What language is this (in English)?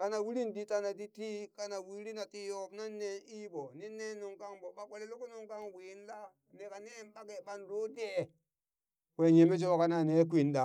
Burak